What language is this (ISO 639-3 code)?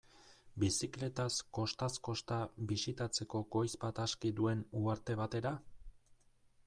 eus